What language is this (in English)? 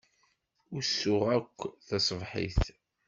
Kabyle